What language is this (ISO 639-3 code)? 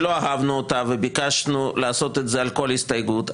heb